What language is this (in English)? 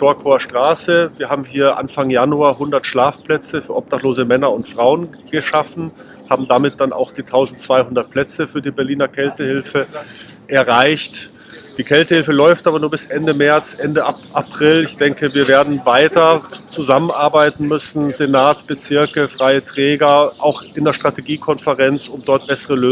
German